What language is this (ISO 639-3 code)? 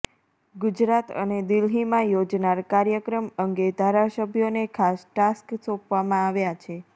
guj